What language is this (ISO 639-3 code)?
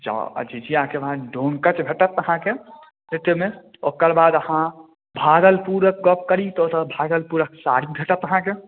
mai